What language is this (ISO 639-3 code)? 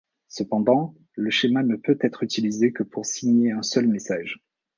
fra